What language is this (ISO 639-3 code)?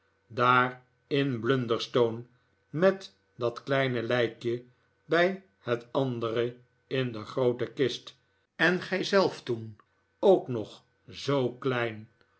nld